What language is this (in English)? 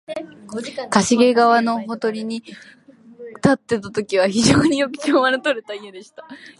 Japanese